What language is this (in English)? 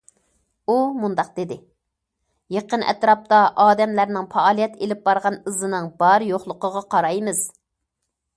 Uyghur